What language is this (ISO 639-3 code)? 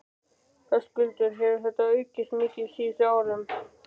isl